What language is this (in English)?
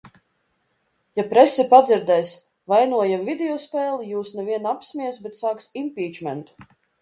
Latvian